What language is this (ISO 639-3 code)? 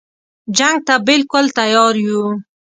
pus